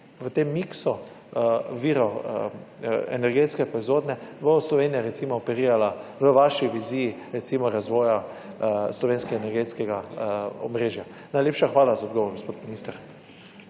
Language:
Slovenian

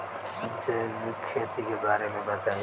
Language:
Bhojpuri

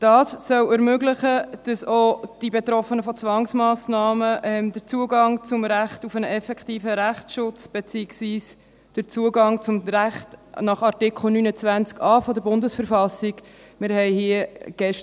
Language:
Swiss German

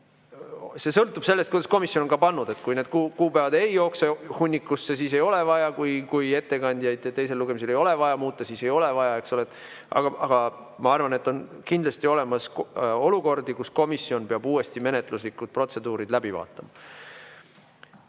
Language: Estonian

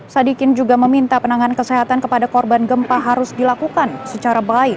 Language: Indonesian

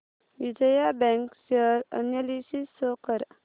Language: Marathi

